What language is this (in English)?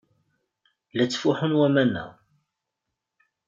Kabyle